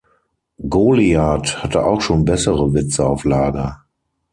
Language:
German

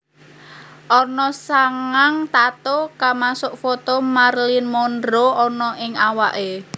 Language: Javanese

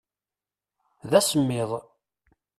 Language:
Kabyle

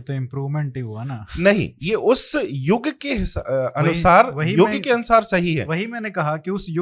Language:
Hindi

